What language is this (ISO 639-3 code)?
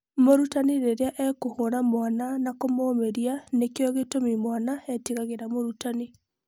kik